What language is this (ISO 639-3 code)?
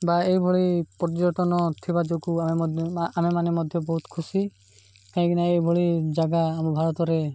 ori